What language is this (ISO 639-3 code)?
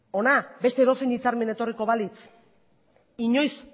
eus